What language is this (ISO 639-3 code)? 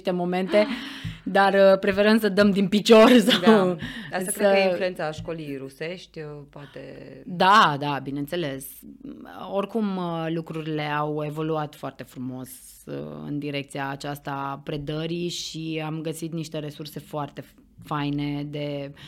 ron